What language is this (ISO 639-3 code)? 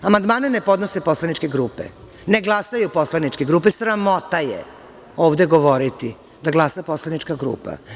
srp